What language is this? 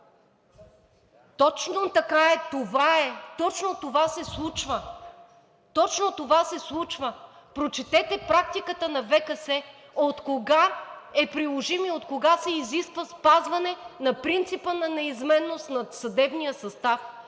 Bulgarian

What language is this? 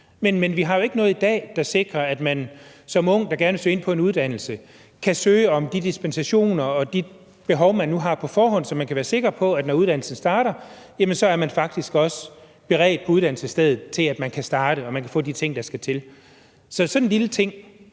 Danish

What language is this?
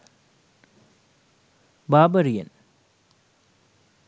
Sinhala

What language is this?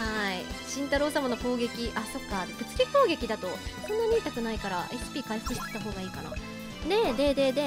Japanese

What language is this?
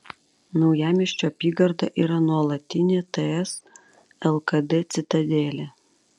Lithuanian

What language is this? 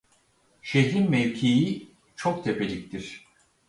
Turkish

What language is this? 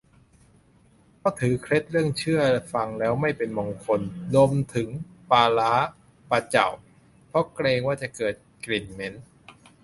Thai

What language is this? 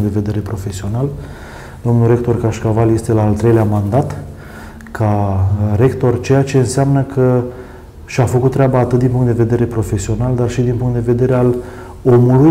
Romanian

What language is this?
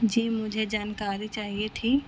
Urdu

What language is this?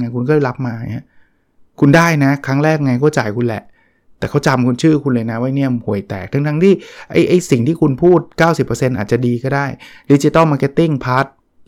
Thai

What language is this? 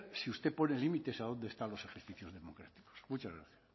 Spanish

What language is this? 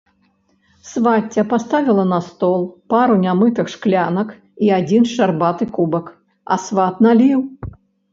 Belarusian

